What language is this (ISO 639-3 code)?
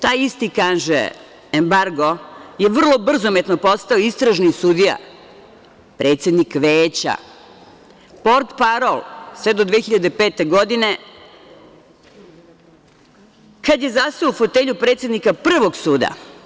srp